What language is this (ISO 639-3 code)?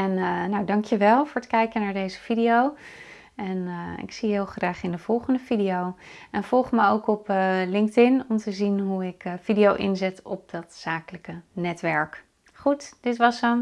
nld